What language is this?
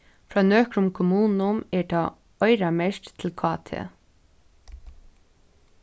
Faroese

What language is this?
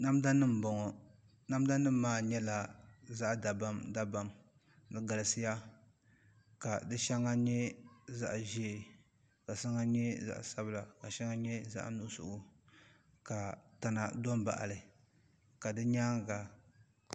Dagbani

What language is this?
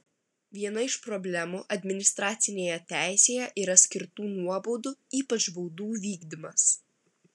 Lithuanian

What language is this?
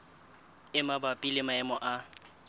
Southern Sotho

